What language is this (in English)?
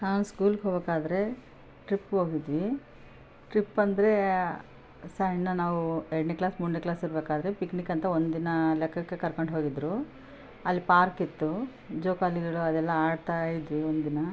Kannada